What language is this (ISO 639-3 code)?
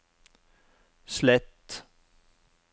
nor